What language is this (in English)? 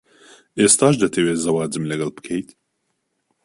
Central Kurdish